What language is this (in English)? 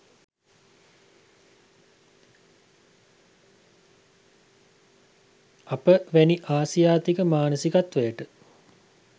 Sinhala